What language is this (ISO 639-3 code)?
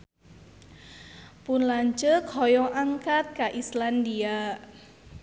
sun